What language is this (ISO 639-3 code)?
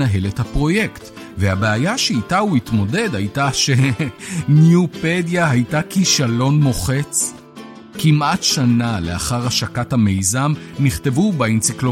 heb